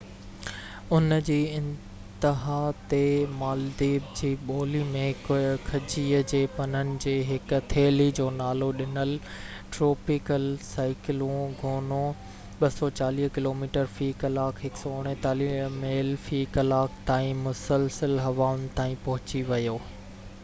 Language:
Sindhi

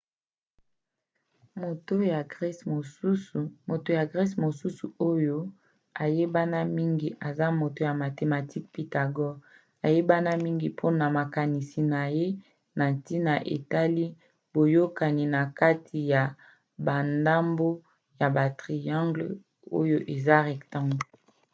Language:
Lingala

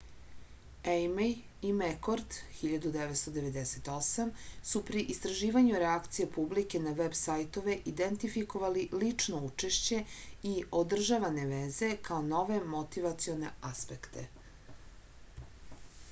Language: Serbian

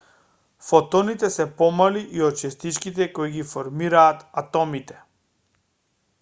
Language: Macedonian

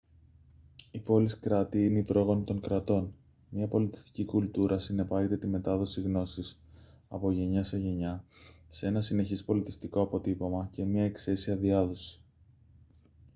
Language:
Greek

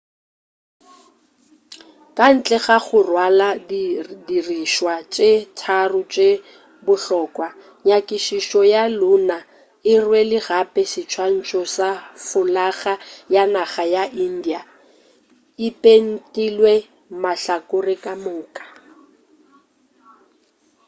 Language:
Northern Sotho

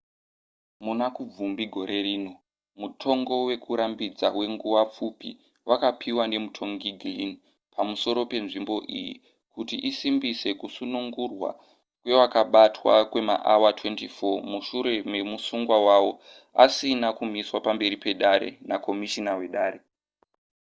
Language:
Shona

